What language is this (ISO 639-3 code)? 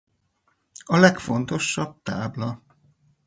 hun